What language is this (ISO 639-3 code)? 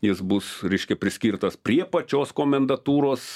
lit